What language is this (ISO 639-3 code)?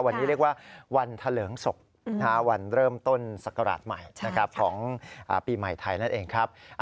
tha